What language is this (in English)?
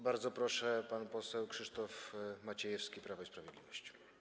Polish